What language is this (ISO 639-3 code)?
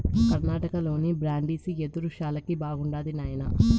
tel